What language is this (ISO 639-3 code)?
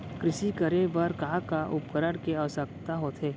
hne